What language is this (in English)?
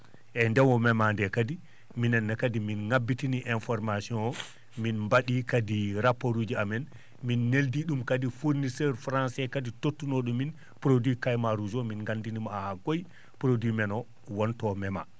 Fula